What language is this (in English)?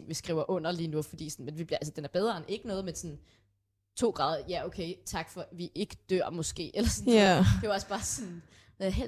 Danish